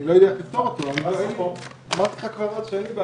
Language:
Hebrew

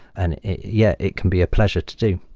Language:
English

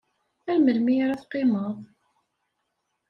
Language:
Kabyle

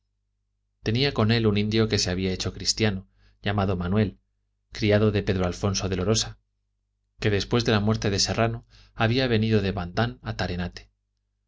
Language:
Spanish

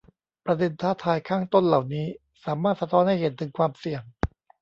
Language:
Thai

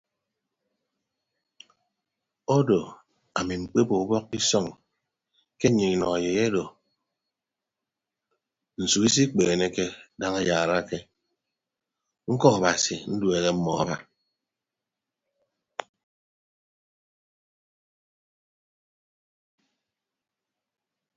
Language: Ibibio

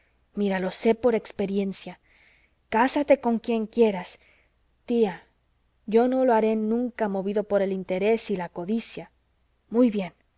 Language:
Spanish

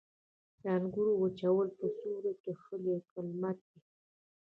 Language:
Pashto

